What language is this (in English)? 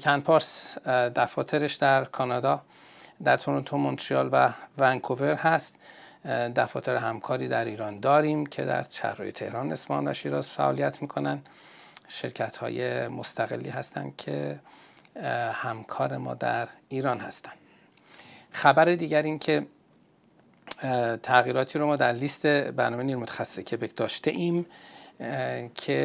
Persian